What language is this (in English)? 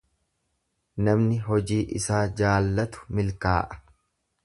Oromo